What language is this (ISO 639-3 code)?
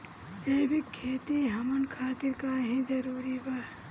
bho